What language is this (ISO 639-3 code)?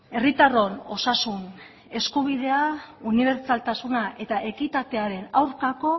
eus